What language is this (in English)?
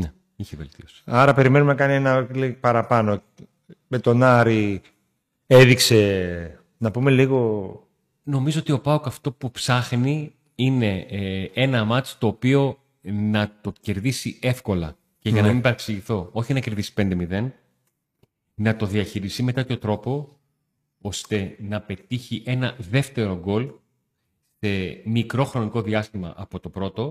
Greek